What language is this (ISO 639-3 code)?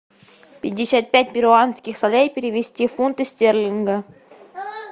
rus